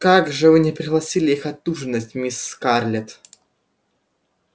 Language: Russian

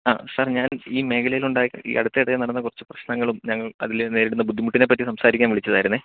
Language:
Malayalam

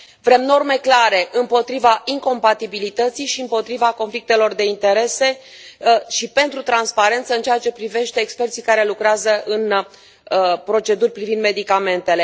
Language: Romanian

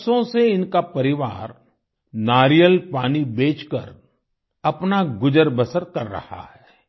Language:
Hindi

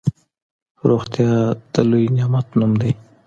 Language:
Pashto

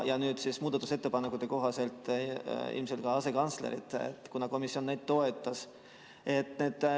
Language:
Estonian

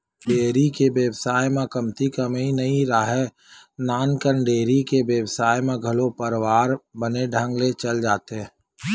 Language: Chhattisgarhi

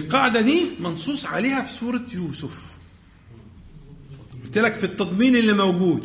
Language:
Arabic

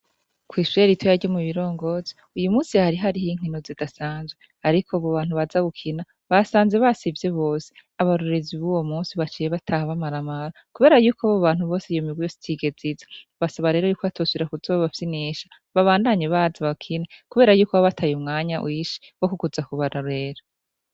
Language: Rundi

